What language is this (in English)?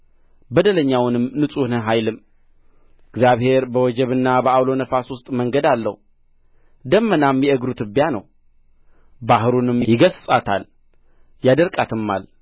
Amharic